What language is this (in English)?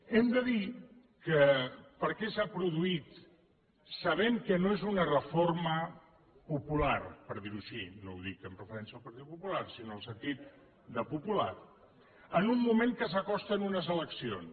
Catalan